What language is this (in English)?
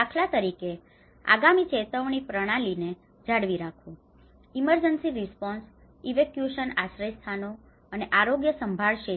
Gujarati